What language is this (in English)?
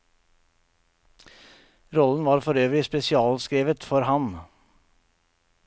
Norwegian